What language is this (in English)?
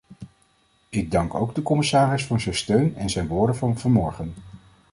Dutch